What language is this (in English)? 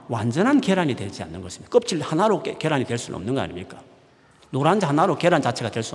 Korean